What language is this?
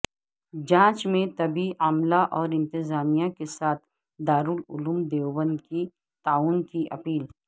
Urdu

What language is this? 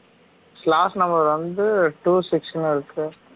Tamil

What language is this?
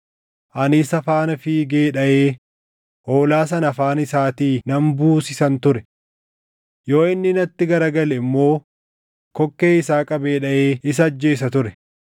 Oromo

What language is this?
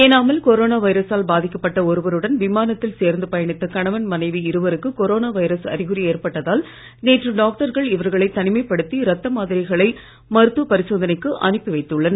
Tamil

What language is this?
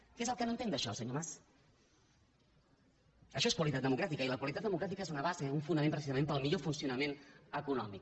Catalan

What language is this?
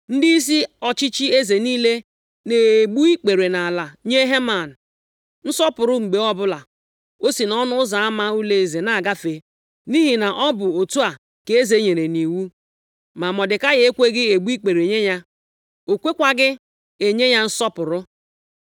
Igbo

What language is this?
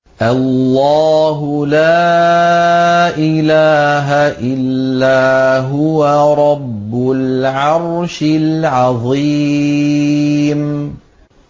Arabic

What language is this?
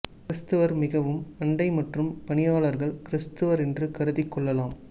Tamil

